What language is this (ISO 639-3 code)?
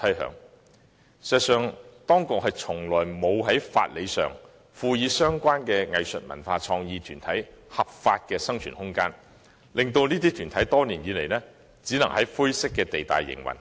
yue